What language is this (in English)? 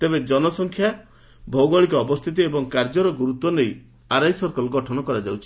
Odia